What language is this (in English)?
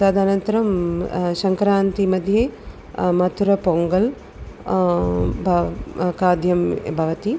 Sanskrit